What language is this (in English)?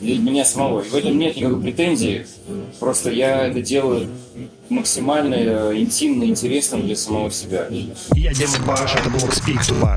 Russian